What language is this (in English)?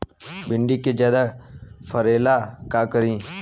Bhojpuri